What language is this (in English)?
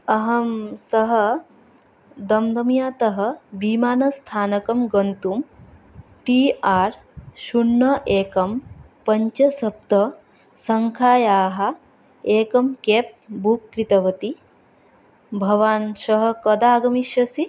Sanskrit